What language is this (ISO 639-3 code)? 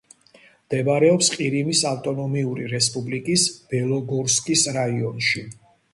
kat